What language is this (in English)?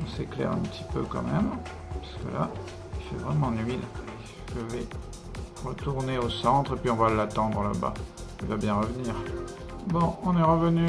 French